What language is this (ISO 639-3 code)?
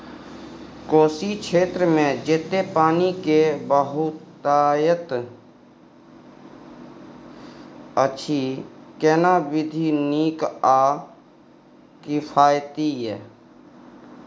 mai